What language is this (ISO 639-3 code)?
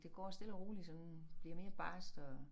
dan